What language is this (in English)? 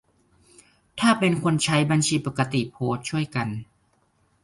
Thai